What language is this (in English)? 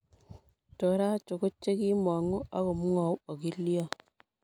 Kalenjin